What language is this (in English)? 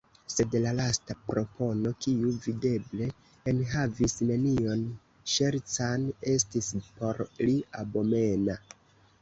Esperanto